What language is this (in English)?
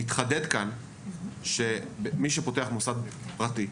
Hebrew